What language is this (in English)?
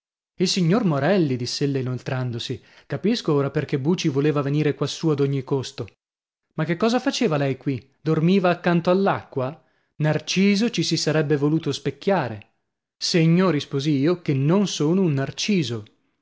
Italian